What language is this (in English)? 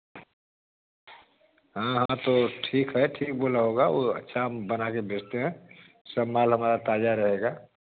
Hindi